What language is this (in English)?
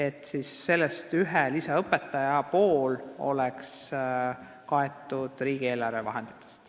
Estonian